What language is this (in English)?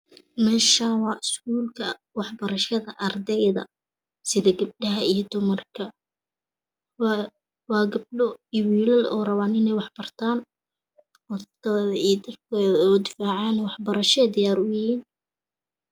Somali